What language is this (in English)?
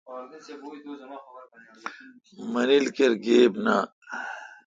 Kalkoti